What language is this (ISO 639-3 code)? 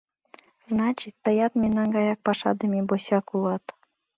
chm